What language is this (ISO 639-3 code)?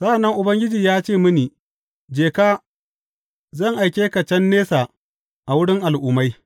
hau